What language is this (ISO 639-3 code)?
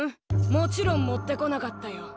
jpn